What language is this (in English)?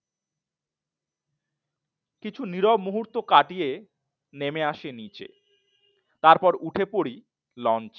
Bangla